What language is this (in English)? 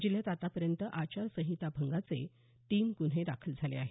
Marathi